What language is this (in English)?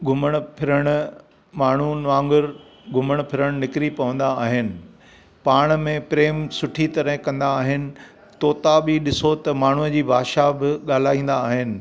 Sindhi